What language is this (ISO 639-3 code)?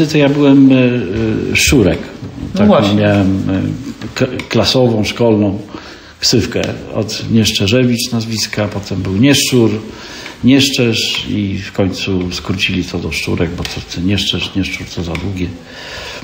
pol